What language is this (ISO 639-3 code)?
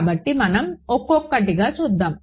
tel